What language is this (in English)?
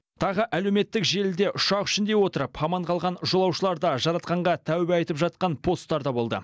Kazakh